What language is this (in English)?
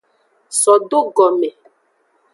Aja (Benin)